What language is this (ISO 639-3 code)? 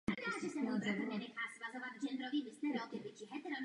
ces